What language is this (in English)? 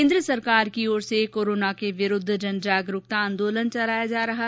Hindi